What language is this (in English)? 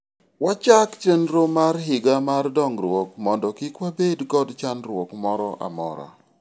Luo (Kenya and Tanzania)